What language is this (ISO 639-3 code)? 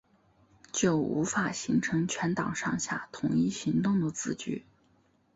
zho